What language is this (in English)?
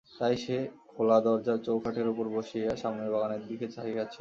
Bangla